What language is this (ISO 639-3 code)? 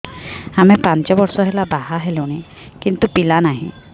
ori